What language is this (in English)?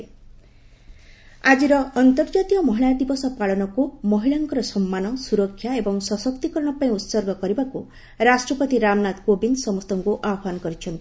Odia